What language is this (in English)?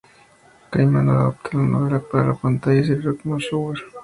Spanish